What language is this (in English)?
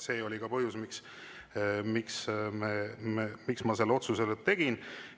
Estonian